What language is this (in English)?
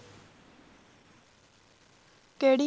Punjabi